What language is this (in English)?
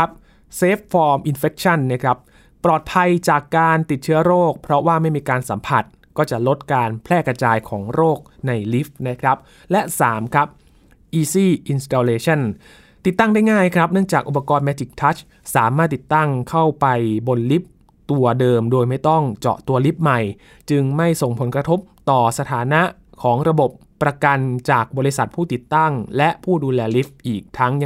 Thai